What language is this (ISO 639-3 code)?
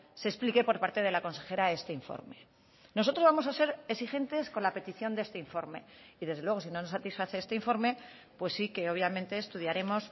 spa